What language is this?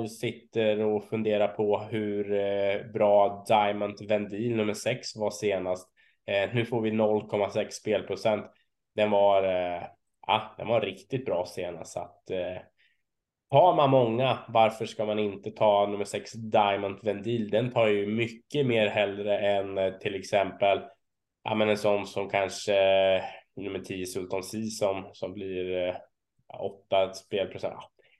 Swedish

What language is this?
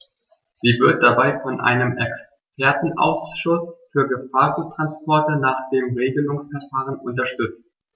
German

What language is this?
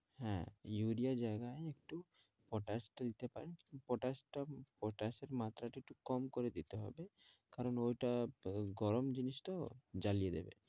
Bangla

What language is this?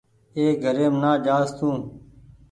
Goaria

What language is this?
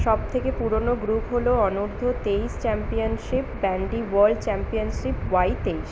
Bangla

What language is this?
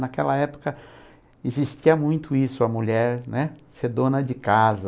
Portuguese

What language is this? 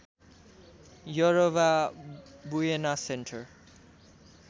Nepali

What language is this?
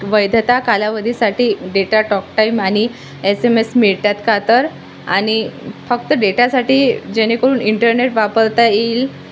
Marathi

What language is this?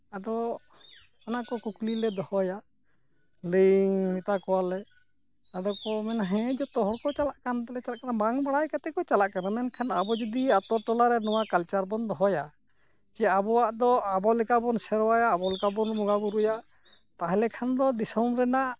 Santali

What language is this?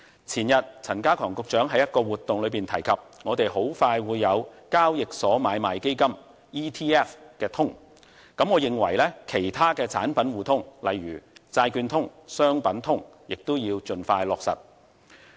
Cantonese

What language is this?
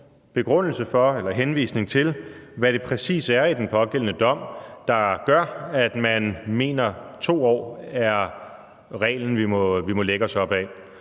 Danish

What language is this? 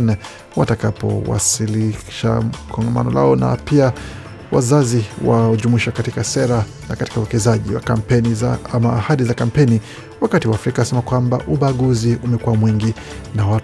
Swahili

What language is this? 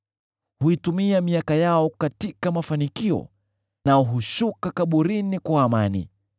Swahili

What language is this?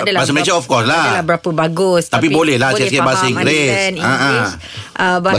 Malay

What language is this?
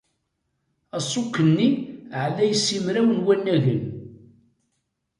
Kabyle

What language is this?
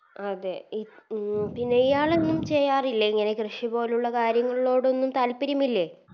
Malayalam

